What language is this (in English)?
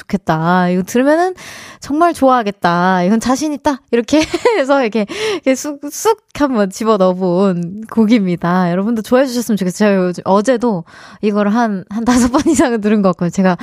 Korean